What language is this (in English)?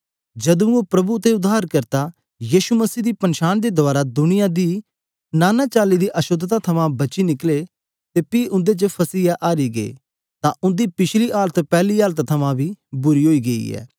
Dogri